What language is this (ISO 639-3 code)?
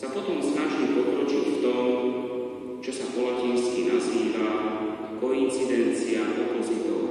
slk